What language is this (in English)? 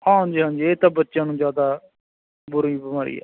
Punjabi